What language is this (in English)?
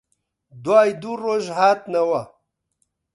Central Kurdish